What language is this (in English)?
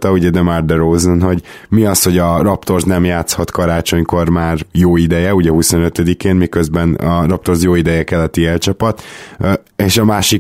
Hungarian